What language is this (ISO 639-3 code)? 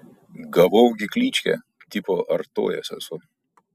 lit